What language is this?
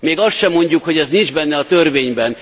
Hungarian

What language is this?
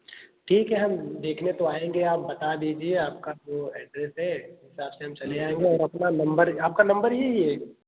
Hindi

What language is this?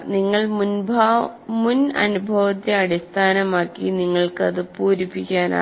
Malayalam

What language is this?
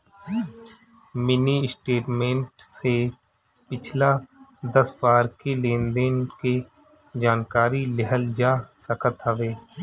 Bhojpuri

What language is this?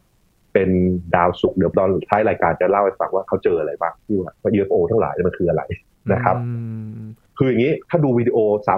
Thai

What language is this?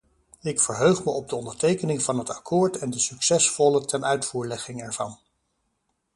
Dutch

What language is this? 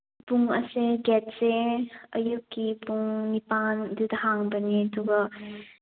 Manipuri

